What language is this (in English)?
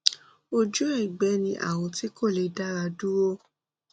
Yoruba